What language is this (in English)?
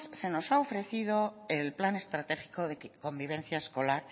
Spanish